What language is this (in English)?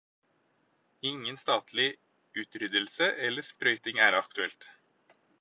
Norwegian Bokmål